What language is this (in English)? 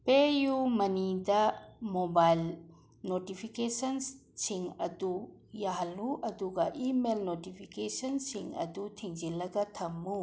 Manipuri